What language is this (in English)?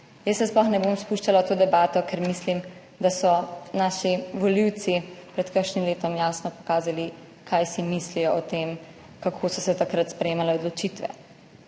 Slovenian